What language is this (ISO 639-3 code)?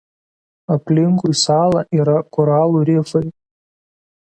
lit